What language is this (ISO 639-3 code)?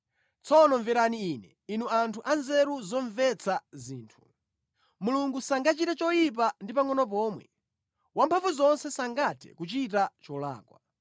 nya